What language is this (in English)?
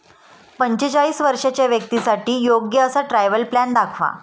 Marathi